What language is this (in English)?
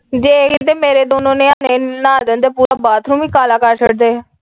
Punjabi